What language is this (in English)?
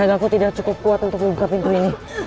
Indonesian